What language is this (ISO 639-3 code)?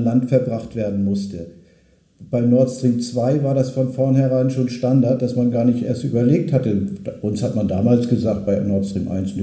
deu